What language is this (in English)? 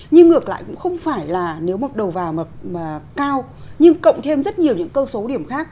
Vietnamese